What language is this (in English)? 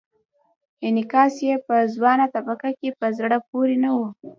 Pashto